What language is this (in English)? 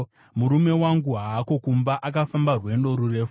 Shona